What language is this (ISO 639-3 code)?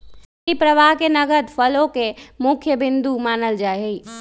mag